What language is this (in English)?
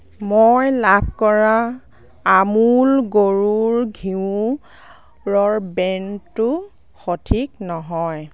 Assamese